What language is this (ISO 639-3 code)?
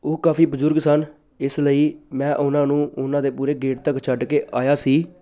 pan